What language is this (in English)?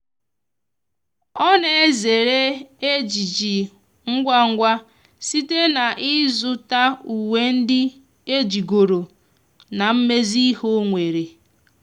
Igbo